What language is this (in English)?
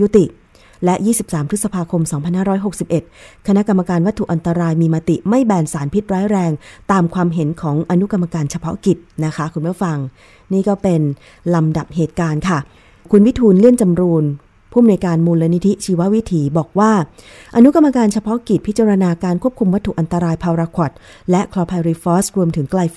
Thai